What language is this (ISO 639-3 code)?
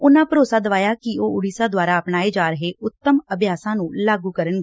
pan